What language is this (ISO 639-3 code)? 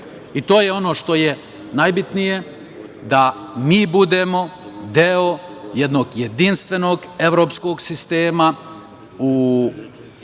srp